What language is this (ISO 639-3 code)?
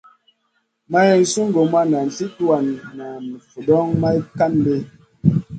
mcn